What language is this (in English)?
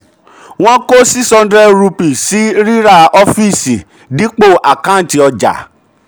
Yoruba